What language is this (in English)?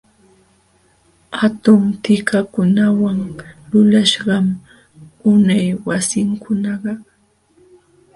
Jauja Wanca Quechua